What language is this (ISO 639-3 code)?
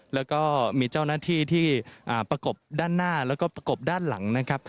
tha